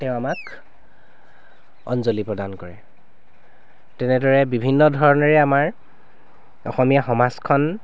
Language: Assamese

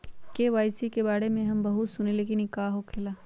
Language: Magahi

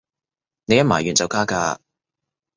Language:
Cantonese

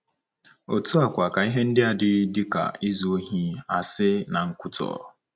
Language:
Igbo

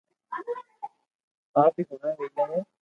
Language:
Loarki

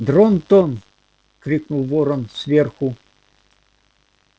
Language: Russian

